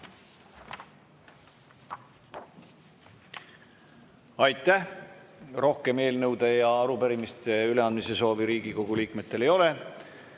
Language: Estonian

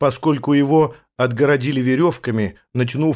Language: Russian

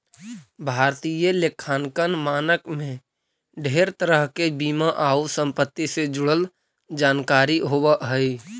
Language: Magahi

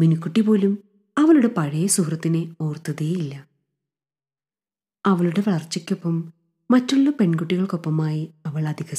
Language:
Malayalam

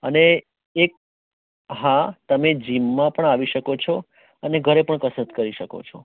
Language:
Gujarati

